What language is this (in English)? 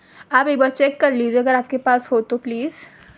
Urdu